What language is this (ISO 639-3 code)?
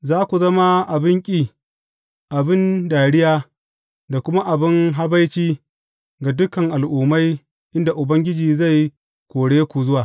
hau